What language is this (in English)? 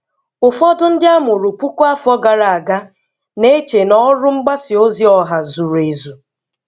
Igbo